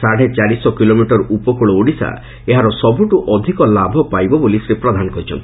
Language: Odia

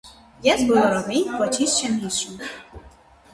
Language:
Armenian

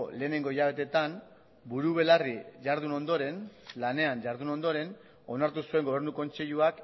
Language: Basque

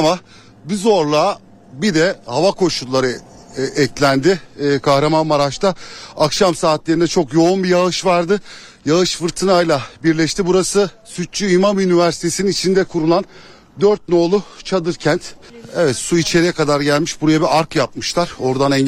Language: Turkish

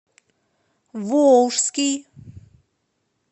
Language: Russian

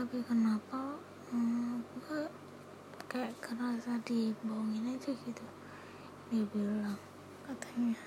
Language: Indonesian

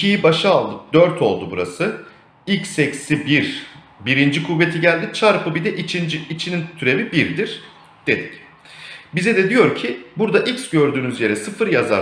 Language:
Turkish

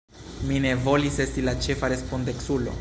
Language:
Esperanto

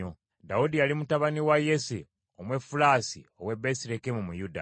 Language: Ganda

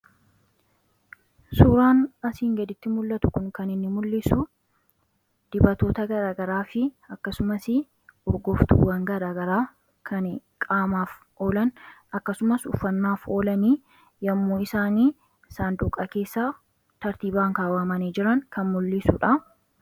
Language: Oromo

